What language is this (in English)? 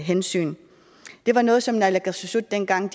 Danish